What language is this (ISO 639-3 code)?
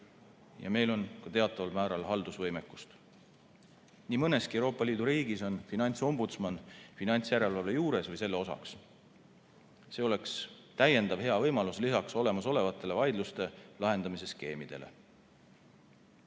est